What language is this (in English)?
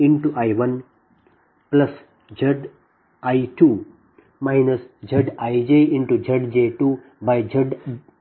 Kannada